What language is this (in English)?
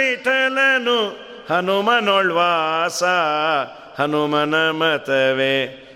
Kannada